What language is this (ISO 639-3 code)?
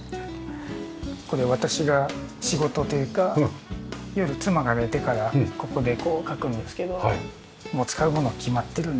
jpn